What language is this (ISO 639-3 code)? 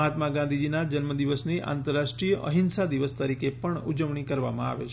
guj